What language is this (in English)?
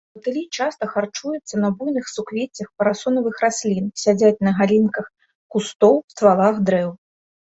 Belarusian